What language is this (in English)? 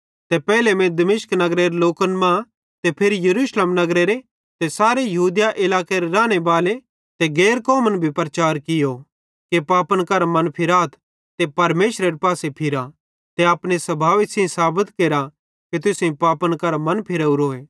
Bhadrawahi